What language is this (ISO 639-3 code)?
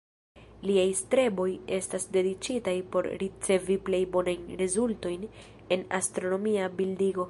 epo